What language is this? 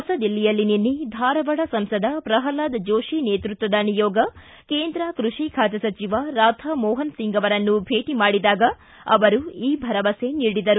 Kannada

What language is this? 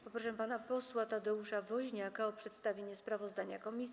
Polish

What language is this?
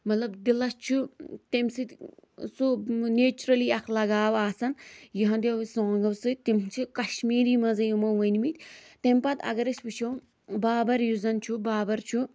Kashmiri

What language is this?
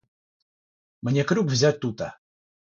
Russian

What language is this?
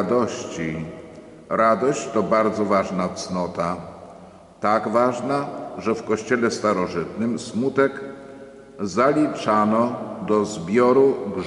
Polish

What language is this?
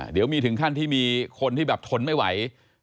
Thai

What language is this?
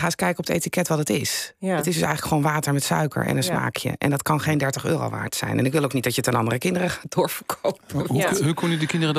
Dutch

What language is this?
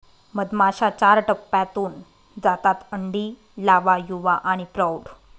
Marathi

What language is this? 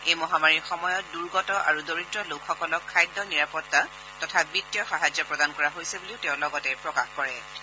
Assamese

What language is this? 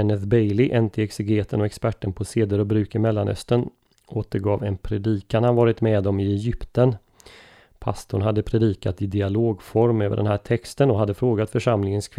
Swedish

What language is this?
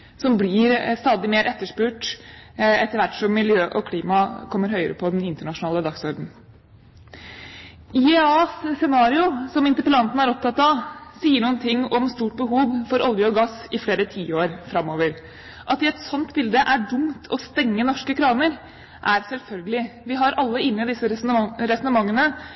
Norwegian Bokmål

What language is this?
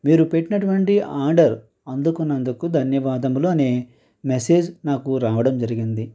Telugu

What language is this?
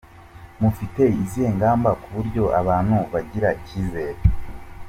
Kinyarwanda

